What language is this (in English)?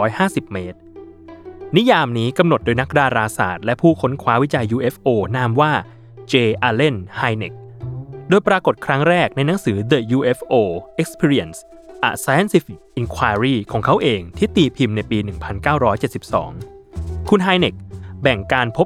Thai